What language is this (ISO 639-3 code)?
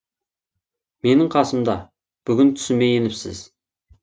kaz